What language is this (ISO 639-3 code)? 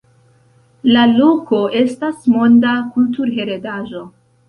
epo